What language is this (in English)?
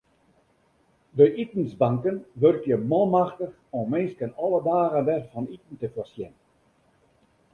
Western Frisian